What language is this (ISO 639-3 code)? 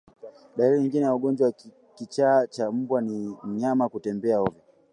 swa